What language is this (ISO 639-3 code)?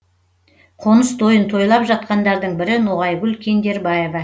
kaz